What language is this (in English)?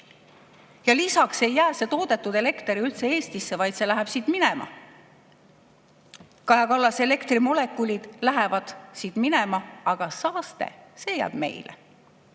Estonian